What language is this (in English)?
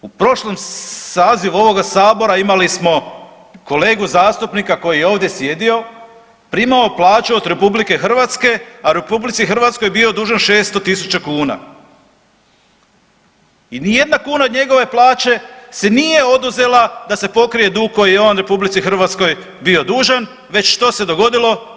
Croatian